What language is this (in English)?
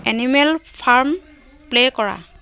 Assamese